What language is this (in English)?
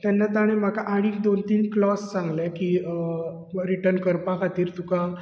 Konkani